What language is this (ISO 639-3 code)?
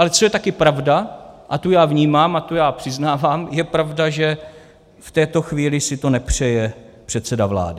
ces